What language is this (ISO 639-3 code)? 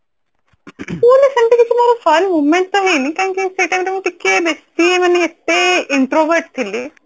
ori